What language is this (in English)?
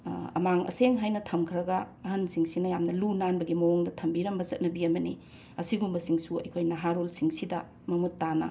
Manipuri